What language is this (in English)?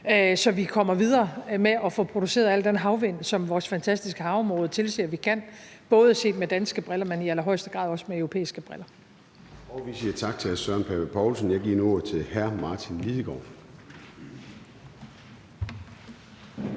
Danish